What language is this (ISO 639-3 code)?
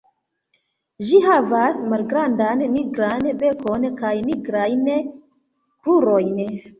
epo